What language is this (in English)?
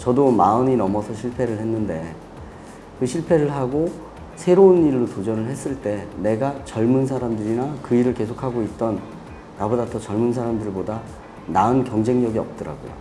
Korean